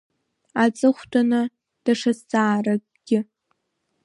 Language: Abkhazian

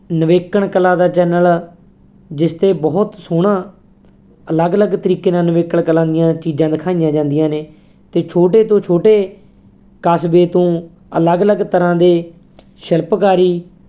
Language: Punjabi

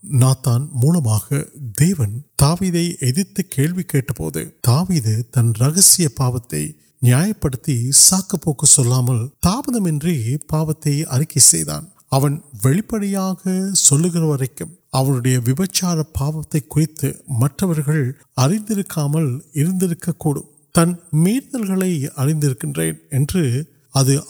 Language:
Urdu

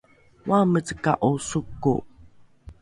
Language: Rukai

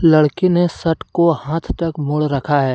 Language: Hindi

